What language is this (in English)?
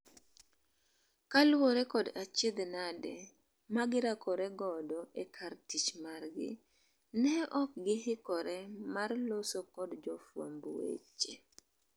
Luo (Kenya and Tanzania)